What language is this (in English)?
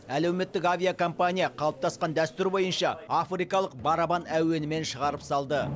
Kazakh